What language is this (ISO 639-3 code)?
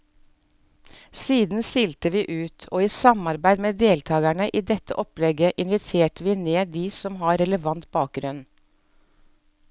nor